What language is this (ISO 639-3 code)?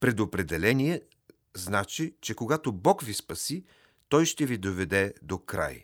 bul